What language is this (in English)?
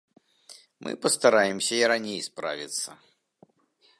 Belarusian